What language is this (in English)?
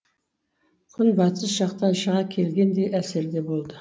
Kazakh